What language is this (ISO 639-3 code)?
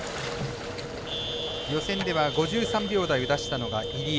jpn